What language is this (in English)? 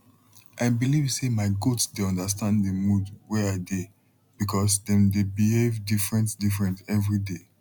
Nigerian Pidgin